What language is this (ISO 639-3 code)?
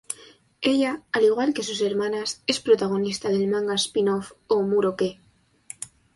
spa